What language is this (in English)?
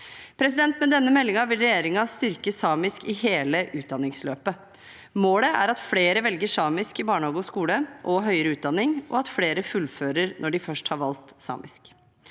Norwegian